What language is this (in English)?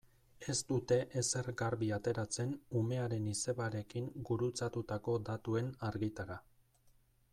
Basque